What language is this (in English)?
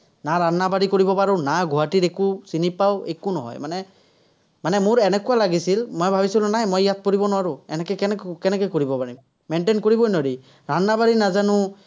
Assamese